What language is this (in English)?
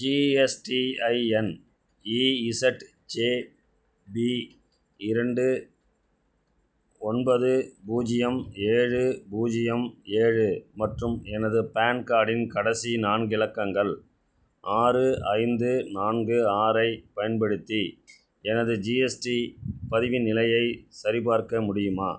Tamil